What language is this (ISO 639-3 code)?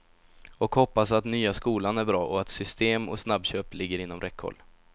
swe